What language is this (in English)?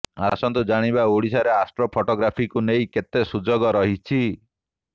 Odia